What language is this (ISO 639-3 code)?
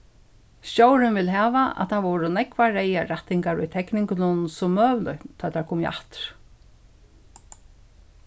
fao